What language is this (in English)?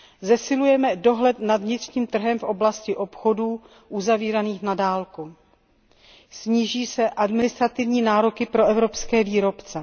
Czech